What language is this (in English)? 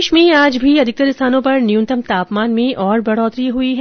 Hindi